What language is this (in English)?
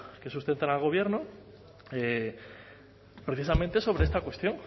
Spanish